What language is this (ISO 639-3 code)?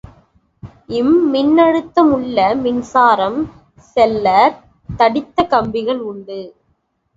tam